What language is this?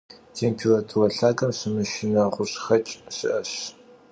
Kabardian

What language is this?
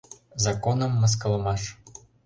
Mari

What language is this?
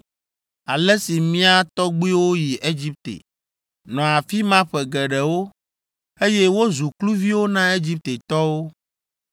Ewe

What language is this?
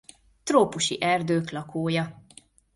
Hungarian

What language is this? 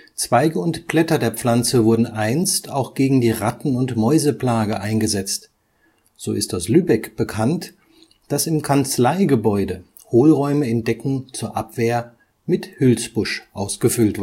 German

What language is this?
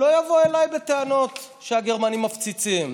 Hebrew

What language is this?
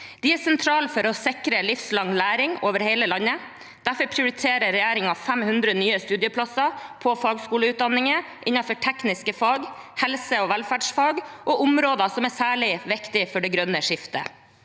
Norwegian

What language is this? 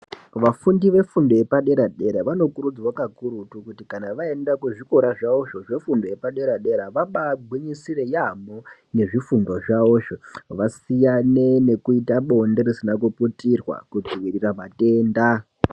Ndau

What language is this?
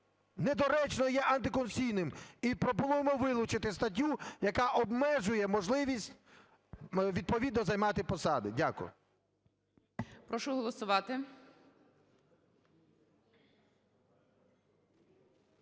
Ukrainian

